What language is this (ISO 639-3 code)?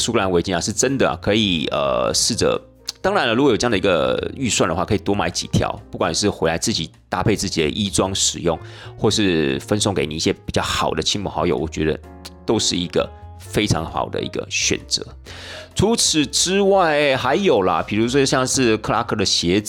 zho